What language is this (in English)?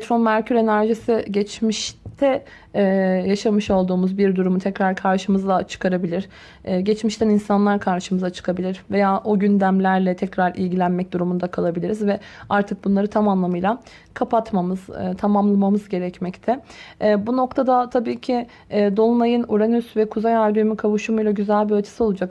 Turkish